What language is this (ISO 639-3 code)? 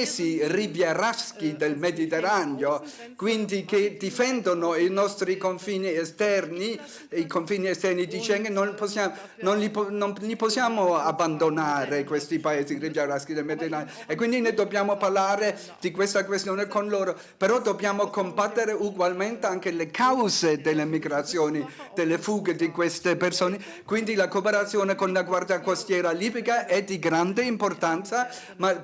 ita